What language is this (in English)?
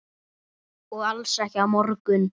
Icelandic